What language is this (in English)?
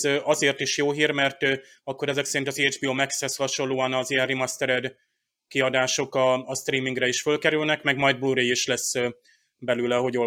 Hungarian